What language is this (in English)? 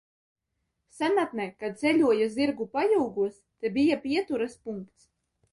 Latvian